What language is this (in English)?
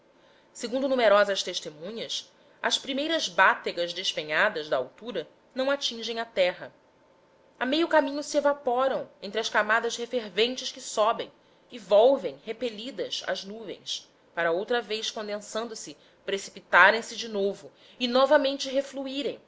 Portuguese